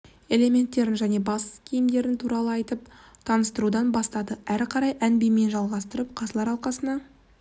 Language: Kazakh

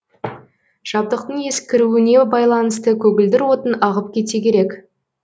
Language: Kazakh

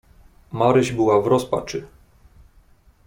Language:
Polish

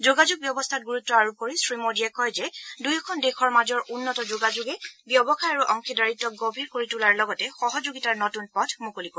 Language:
Assamese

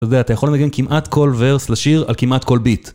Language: Hebrew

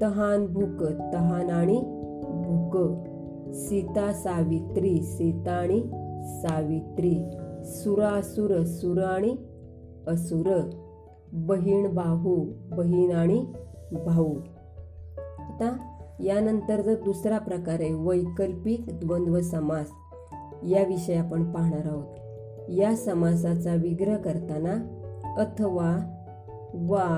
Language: Marathi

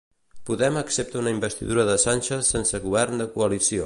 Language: Catalan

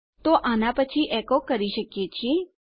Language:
Gujarati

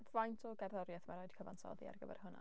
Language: Welsh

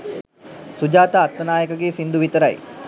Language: Sinhala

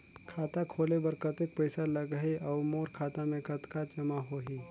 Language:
Chhattisgarhi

